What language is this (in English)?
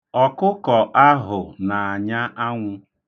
Igbo